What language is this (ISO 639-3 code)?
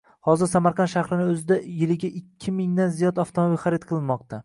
uzb